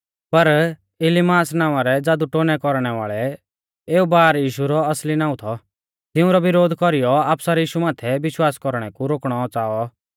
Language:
Mahasu Pahari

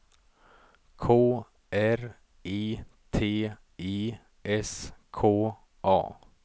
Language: Swedish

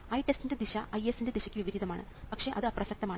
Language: Malayalam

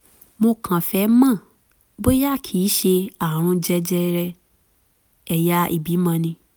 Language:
Yoruba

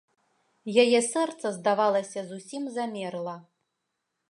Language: Belarusian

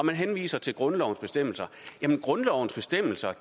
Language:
Danish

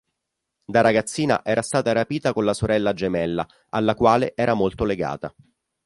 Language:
Italian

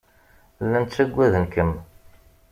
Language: Kabyle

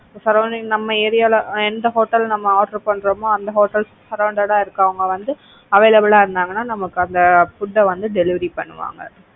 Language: Tamil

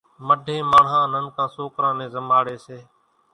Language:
Kachi Koli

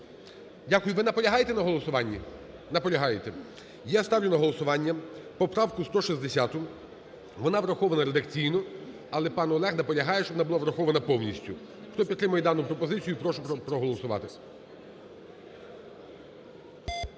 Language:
Ukrainian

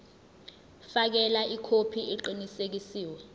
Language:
Zulu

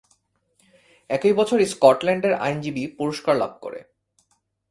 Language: Bangla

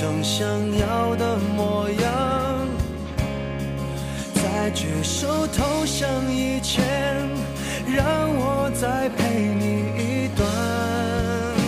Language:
Chinese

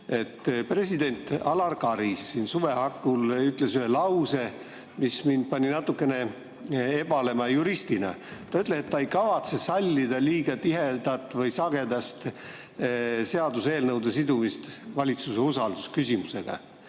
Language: Estonian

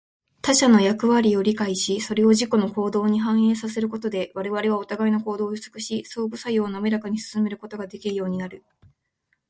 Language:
Japanese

